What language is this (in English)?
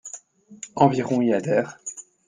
French